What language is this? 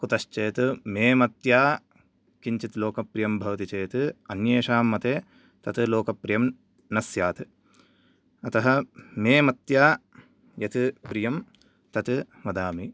Sanskrit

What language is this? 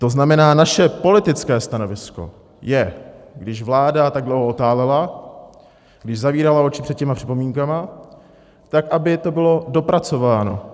Czech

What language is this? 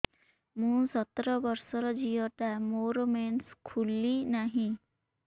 Odia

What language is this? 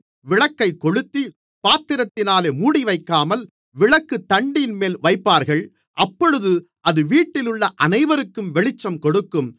Tamil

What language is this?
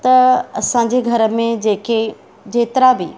Sindhi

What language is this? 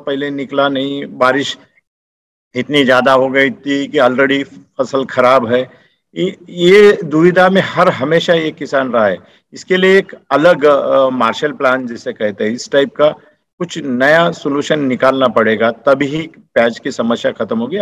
Hindi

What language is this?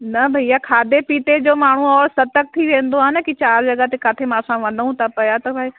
Sindhi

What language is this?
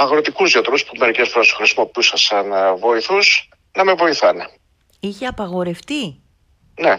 Greek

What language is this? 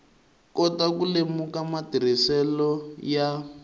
Tsonga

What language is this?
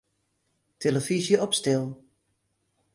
Western Frisian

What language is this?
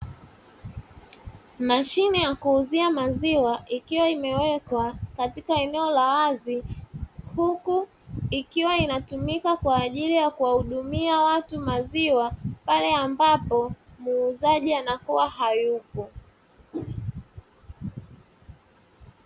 Swahili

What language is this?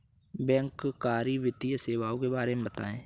Hindi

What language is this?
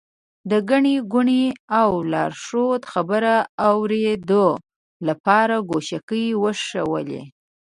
Pashto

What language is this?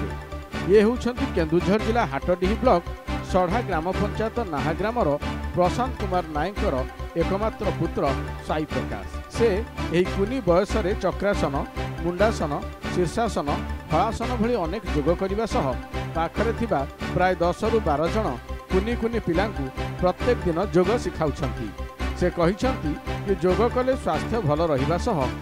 Thai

